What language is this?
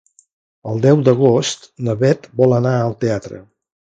Catalan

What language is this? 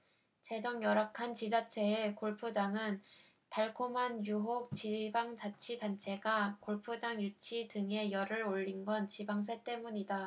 Korean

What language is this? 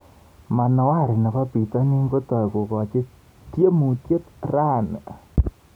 Kalenjin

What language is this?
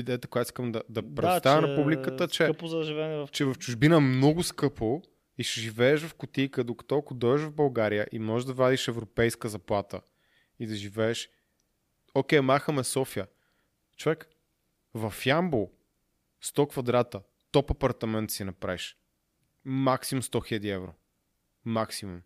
Bulgarian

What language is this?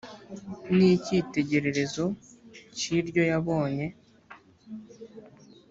Kinyarwanda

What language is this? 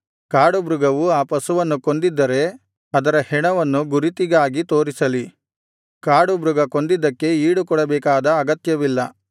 Kannada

